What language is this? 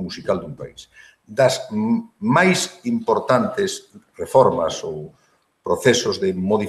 Spanish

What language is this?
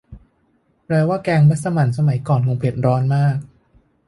Thai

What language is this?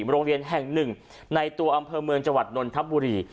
Thai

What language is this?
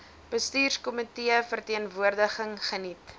Afrikaans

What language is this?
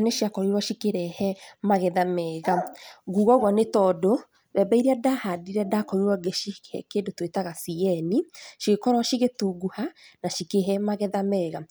Kikuyu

